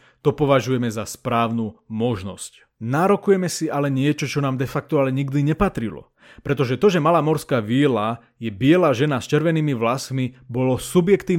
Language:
Slovak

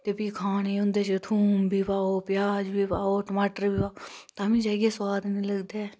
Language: Dogri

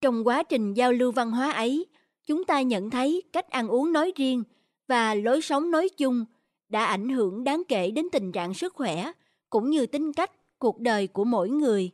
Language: Vietnamese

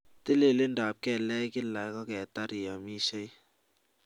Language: Kalenjin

